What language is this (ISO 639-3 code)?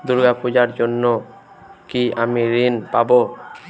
ben